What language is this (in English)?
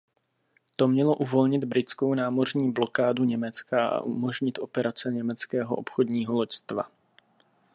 Czech